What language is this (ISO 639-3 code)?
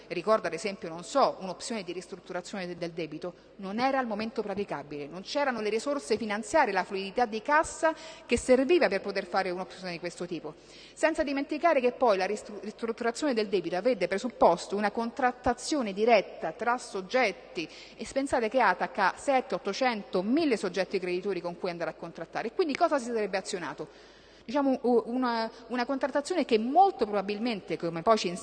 ita